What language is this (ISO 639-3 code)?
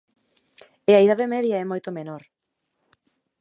glg